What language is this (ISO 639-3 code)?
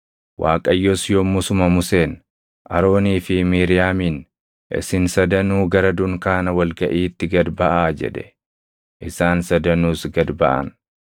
orm